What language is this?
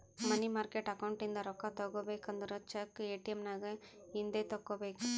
Kannada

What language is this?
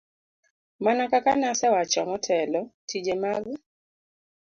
Luo (Kenya and Tanzania)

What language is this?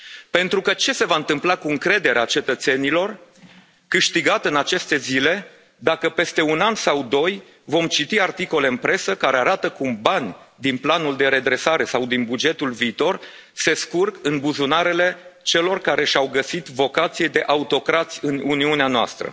Romanian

